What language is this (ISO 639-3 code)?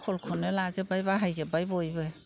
brx